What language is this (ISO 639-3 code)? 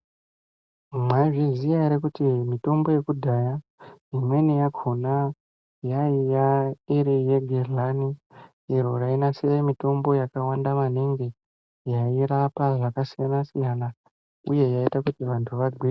ndc